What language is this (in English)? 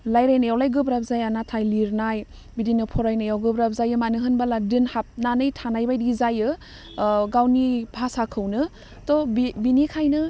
Bodo